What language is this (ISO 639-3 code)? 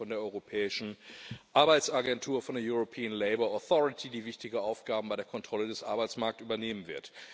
deu